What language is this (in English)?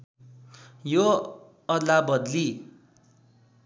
Nepali